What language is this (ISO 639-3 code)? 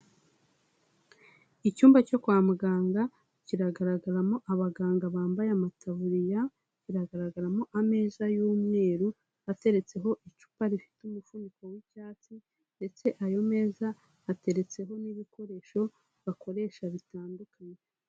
kin